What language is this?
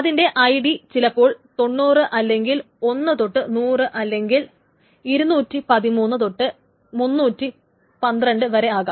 Malayalam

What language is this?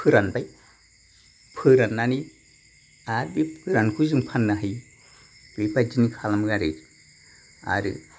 Bodo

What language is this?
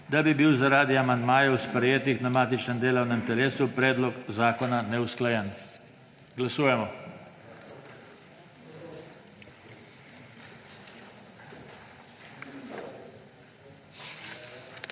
Slovenian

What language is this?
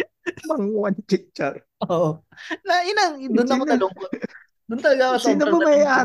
Filipino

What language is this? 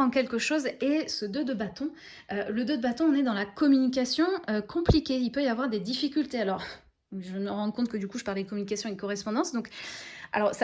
French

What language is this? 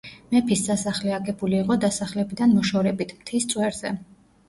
Georgian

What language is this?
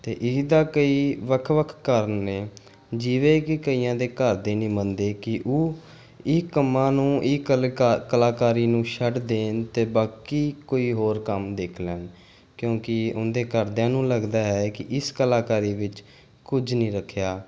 Punjabi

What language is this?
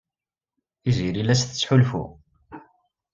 Kabyle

